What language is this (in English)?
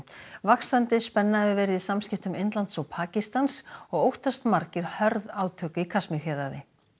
Icelandic